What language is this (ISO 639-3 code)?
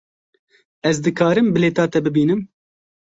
kur